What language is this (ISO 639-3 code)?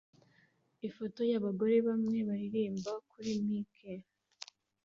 kin